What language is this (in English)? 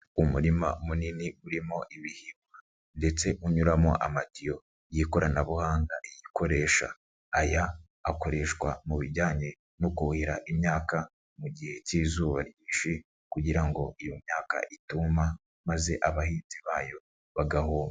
Kinyarwanda